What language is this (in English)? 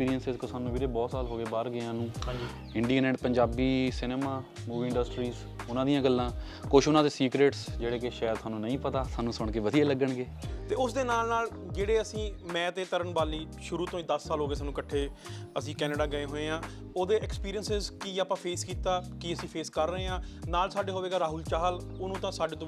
Punjabi